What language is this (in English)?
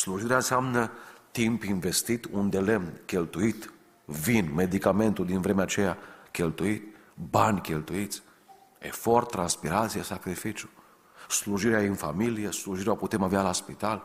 Romanian